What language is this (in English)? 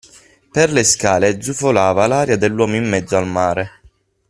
Italian